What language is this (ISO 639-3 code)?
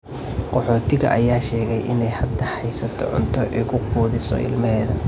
som